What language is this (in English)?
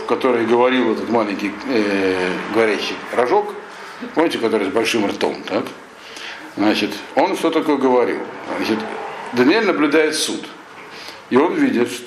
Russian